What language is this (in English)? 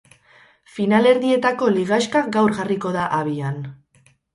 Basque